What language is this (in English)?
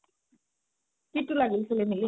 Assamese